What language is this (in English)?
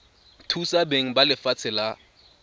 Tswana